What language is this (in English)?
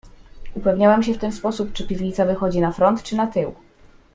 Polish